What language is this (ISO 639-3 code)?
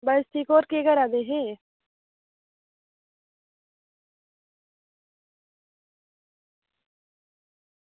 doi